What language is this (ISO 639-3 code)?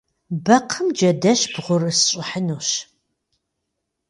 kbd